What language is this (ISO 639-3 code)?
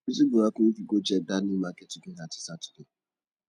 pcm